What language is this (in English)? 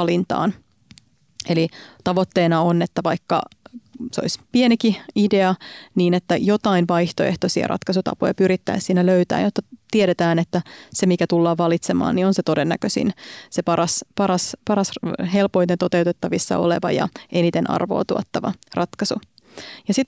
Finnish